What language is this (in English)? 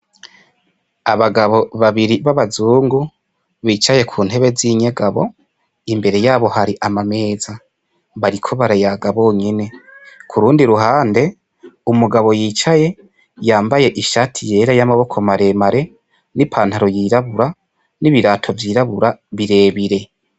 Rundi